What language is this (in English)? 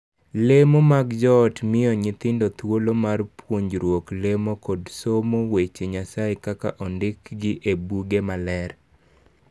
Luo (Kenya and Tanzania)